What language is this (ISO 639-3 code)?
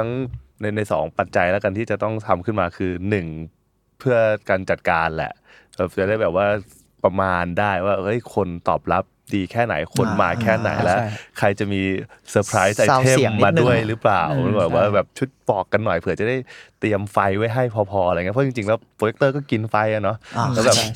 tha